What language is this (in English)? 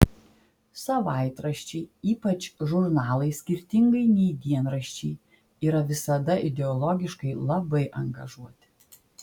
Lithuanian